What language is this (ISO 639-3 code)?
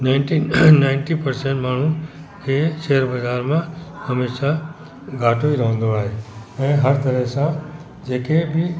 snd